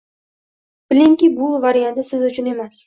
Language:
Uzbek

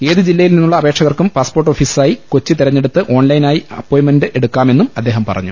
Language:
Malayalam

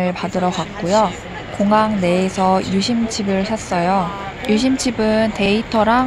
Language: Korean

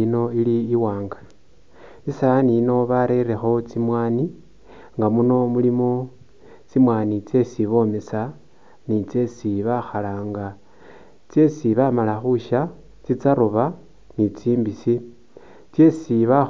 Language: Masaaba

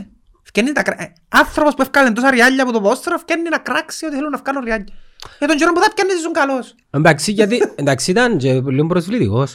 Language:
Greek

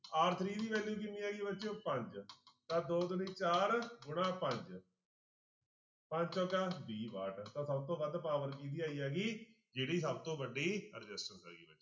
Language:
Punjabi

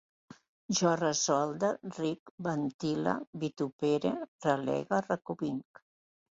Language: Catalan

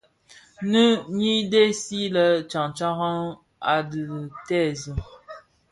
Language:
Bafia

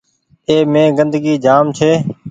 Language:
Goaria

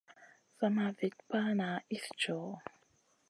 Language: Masana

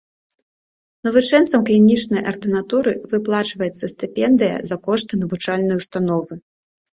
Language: Belarusian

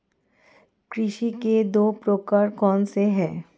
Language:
Hindi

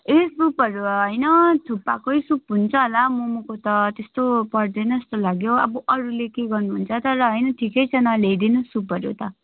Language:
Nepali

